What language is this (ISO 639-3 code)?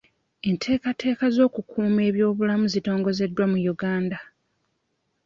lug